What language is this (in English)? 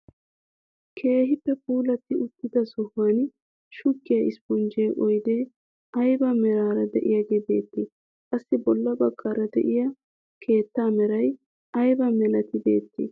Wolaytta